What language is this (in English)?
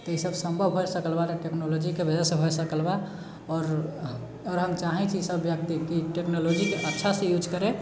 Maithili